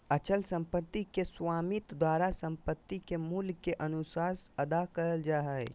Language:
Magahi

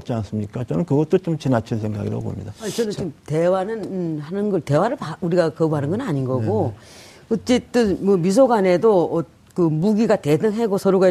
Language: Korean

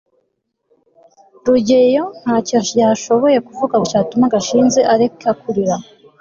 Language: Kinyarwanda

